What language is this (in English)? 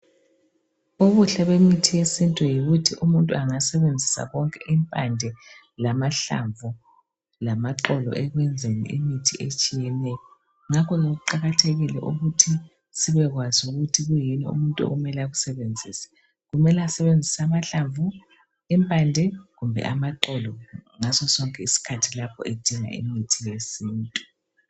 North Ndebele